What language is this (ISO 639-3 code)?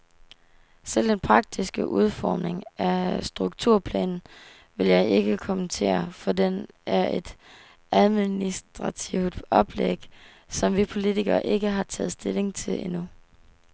dan